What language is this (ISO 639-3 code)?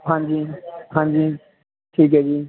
pan